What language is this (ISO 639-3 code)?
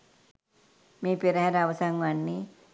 sin